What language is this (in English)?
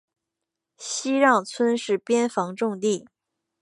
Chinese